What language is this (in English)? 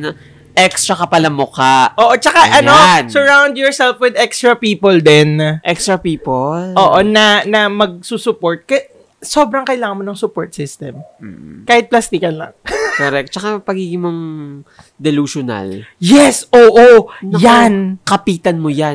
Filipino